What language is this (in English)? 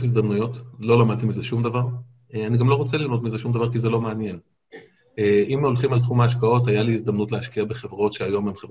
Hebrew